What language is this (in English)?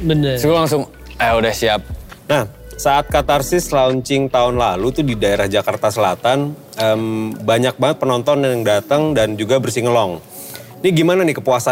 Indonesian